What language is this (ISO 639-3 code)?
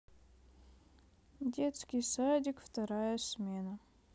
rus